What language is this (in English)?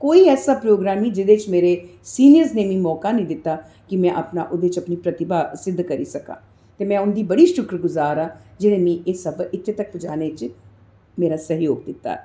Dogri